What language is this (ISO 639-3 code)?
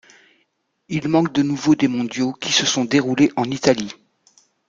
fra